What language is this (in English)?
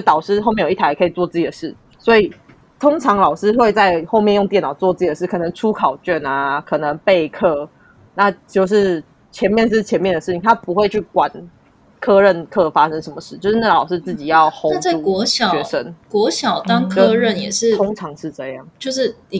Chinese